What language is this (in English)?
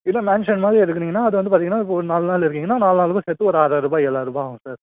Tamil